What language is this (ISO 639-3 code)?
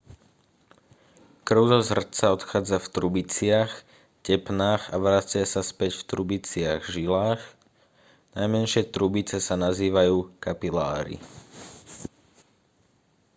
slk